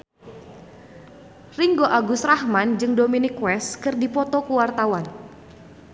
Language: Sundanese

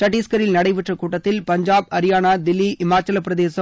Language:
Tamil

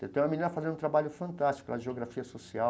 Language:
Portuguese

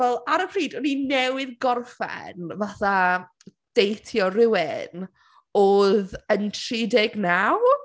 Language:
Welsh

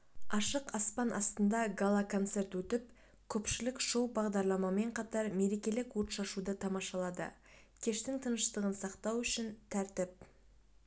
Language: Kazakh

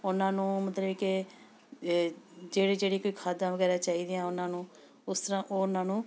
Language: Punjabi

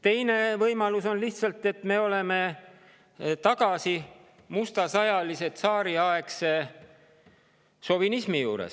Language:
Estonian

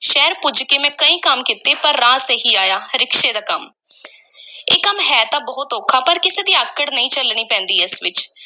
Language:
Punjabi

